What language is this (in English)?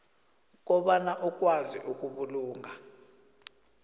South Ndebele